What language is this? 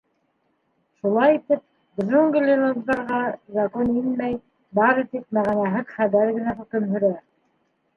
Bashkir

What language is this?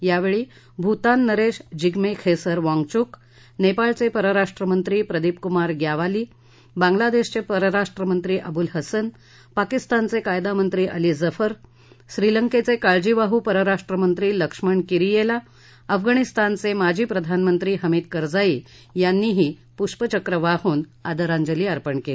Marathi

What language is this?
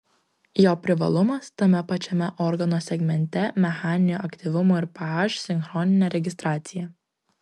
Lithuanian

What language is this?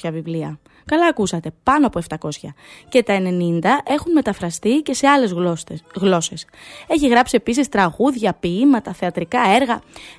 Greek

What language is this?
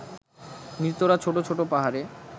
Bangla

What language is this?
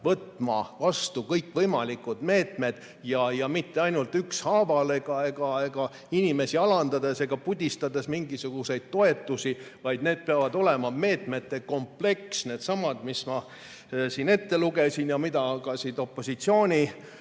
Estonian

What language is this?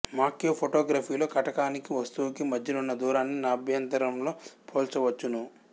Telugu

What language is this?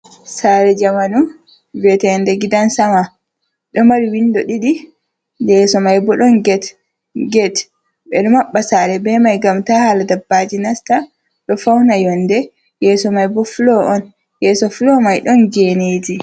Fula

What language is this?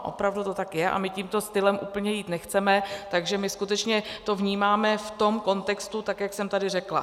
Czech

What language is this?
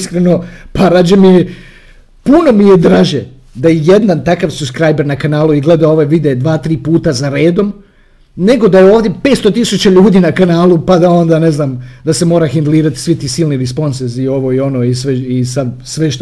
Croatian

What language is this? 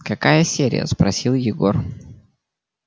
Russian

